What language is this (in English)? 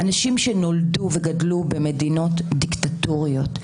Hebrew